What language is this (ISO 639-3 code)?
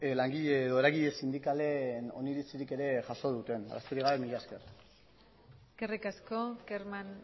eus